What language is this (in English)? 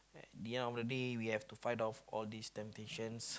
English